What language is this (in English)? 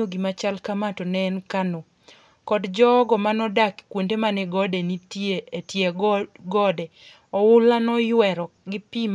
Luo (Kenya and Tanzania)